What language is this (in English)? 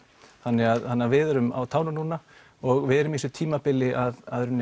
Icelandic